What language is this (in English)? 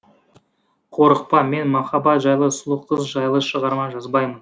Kazakh